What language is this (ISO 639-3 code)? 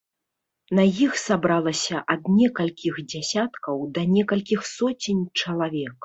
bel